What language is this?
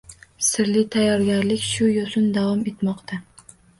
Uzbek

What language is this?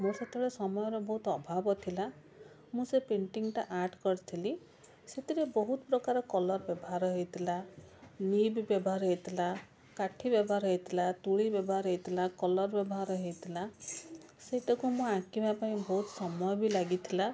Odia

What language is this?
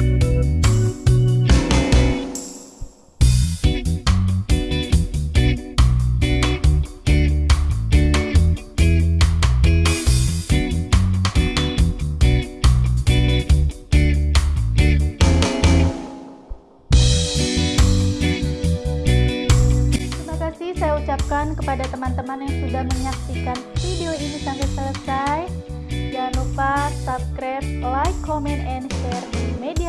Indonesian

